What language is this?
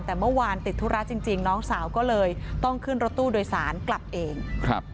Thai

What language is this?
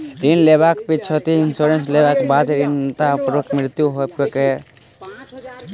Maithili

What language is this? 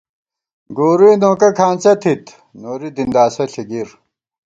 Gawar-Bati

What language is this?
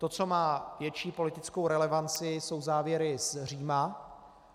Czech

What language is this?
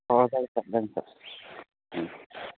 Bodo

